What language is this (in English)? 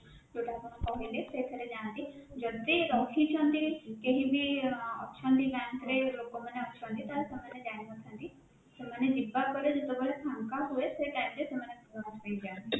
Odia